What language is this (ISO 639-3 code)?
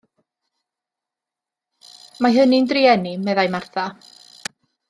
cym